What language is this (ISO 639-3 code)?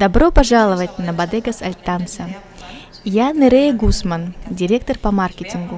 rus